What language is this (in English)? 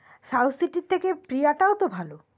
Bangla